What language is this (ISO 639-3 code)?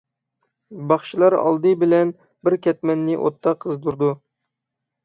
uig